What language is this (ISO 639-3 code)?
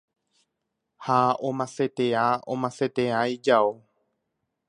grn